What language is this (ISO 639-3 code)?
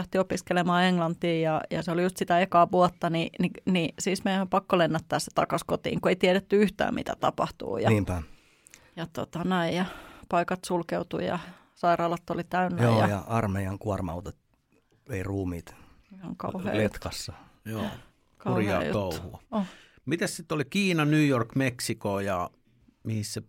fin